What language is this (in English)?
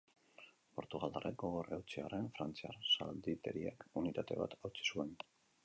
Basque